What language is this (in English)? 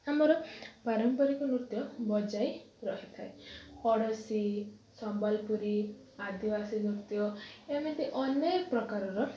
Odia